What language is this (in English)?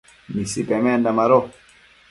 Matsés